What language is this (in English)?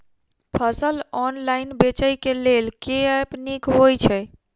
Maithili